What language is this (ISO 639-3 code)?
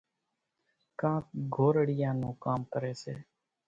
gjk